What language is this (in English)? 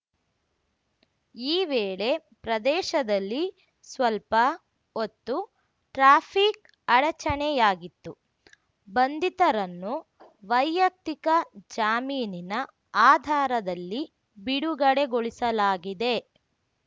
Kannada